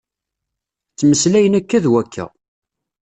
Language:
Kabyle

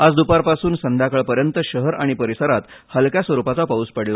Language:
Marathi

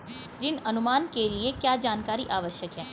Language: Hindi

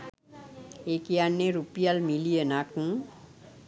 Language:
Sinhala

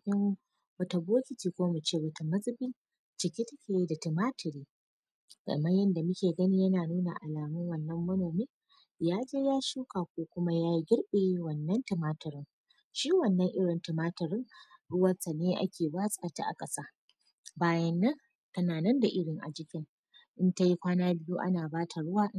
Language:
Hausa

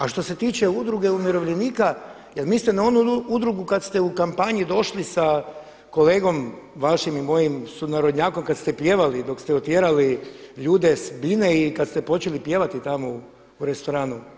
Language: Croatian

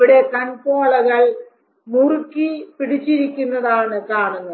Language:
Malayalam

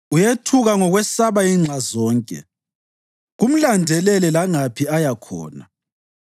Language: North Ndebele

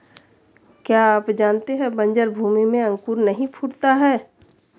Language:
Hindi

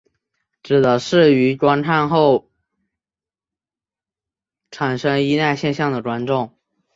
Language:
Chinese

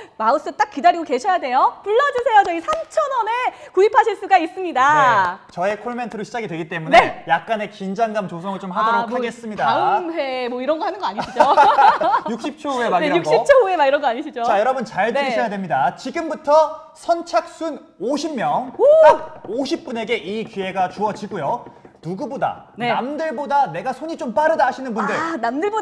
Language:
Korean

